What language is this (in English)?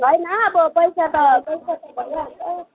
Nepali